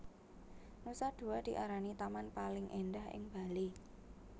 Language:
Javanese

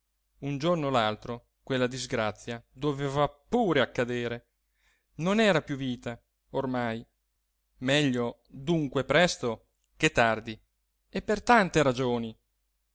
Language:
Italian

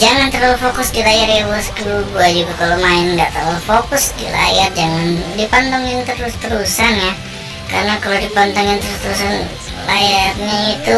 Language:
Indonesian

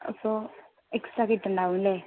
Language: Malayalam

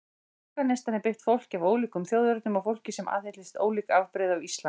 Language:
Icelandic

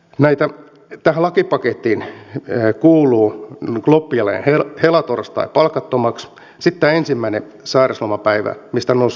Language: Finnish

